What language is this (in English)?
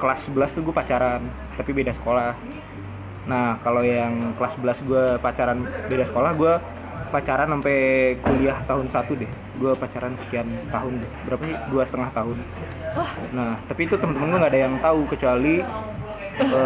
Indonesian